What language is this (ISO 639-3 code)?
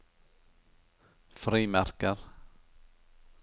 nor